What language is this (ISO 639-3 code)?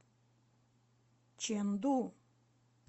rus